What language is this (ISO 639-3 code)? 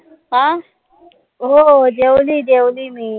mar